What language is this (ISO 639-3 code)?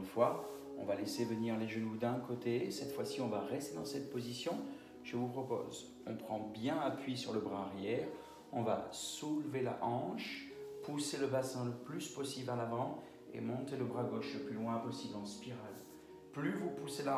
fra